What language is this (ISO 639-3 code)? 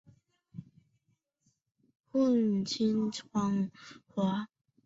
zho